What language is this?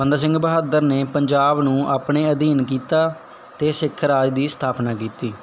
Punjabi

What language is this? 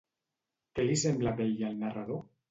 Catalan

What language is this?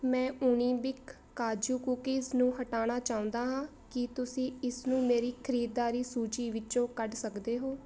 Punjabi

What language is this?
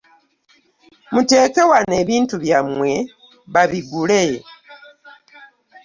Ganda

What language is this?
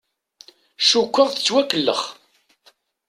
Kabyle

